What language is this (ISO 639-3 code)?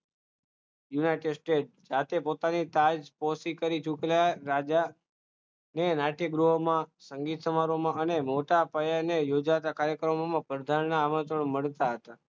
guj